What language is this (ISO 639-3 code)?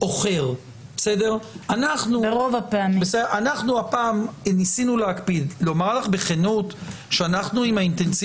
heb